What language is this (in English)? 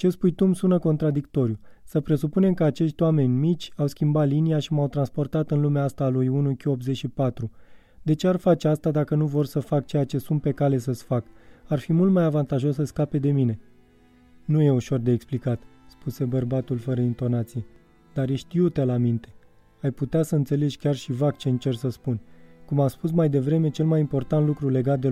Romanian